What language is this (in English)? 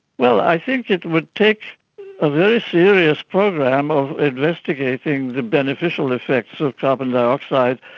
English